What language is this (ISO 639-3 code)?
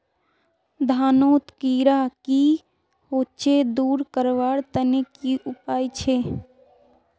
mag